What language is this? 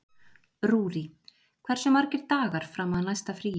Icelandic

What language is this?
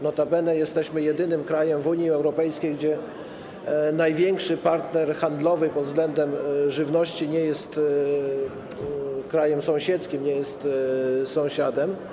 Polish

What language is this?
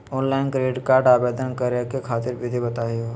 Magahi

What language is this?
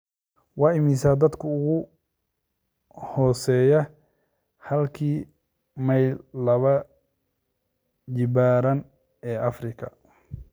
Somali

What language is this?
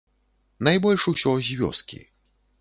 Belarusian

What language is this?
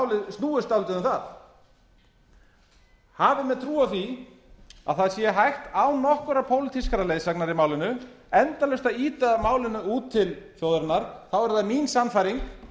Icelandic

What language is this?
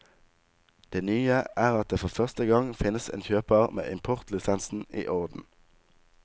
Norwegian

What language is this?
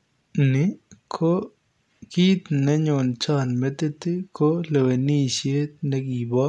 Kalenjin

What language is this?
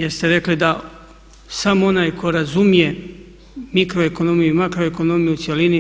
Croatian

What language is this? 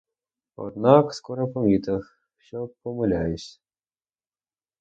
Ukrainian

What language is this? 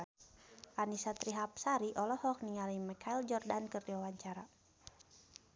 Sundanese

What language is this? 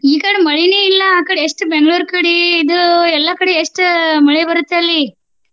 Kannada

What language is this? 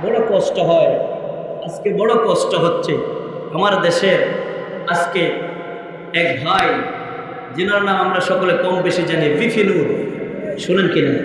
Turkish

